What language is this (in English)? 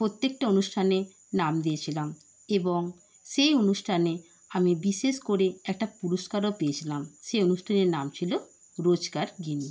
Bangla